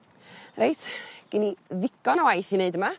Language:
Welsh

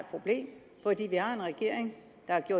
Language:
Danish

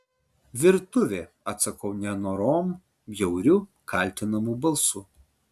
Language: Lithuanian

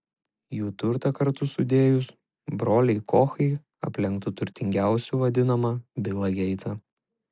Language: Lithuanian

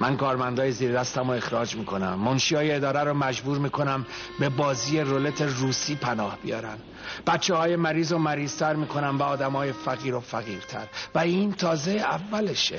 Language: Persian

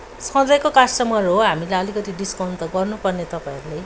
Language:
Nepali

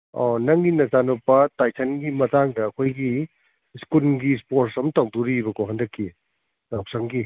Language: Manipuri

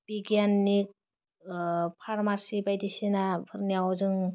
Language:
Bodo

